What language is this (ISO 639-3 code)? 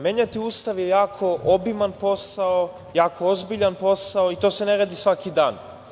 srp